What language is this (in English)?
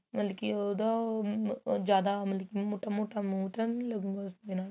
Punjabi